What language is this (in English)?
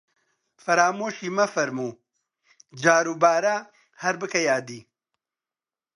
Central Kurdish